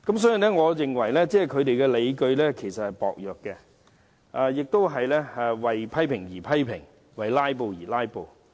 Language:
Cantonese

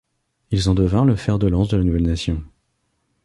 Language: French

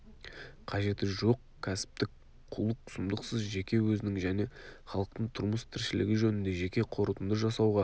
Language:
Kazakh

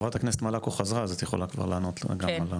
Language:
Hebrew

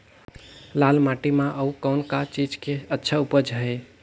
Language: Chhattisgarhi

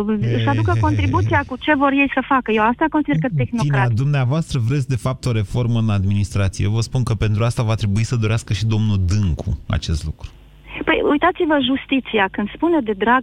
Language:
Romanian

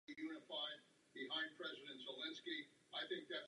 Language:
Czech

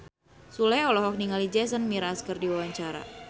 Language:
Sundanese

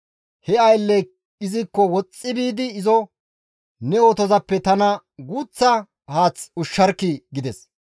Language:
Gamo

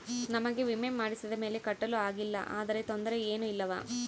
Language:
Kannada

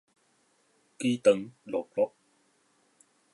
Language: Min Nan Chinese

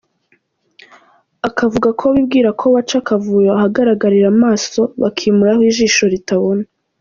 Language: Kinyarwanda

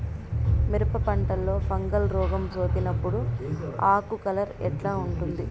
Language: Telugu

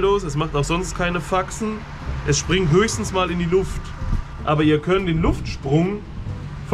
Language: German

